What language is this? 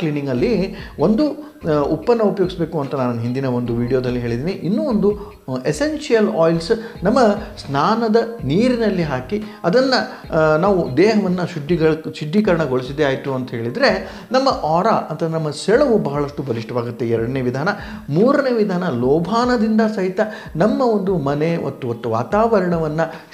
Italian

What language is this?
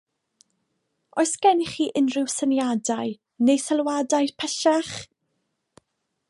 Welsh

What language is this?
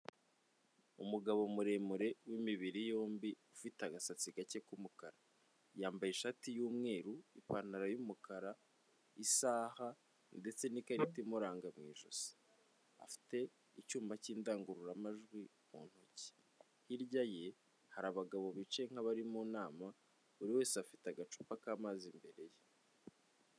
Kinyarwanda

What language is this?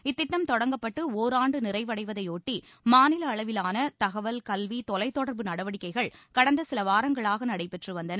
Tamil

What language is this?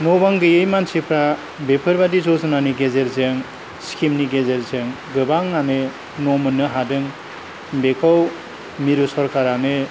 Bodo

